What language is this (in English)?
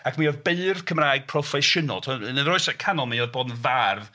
Welsh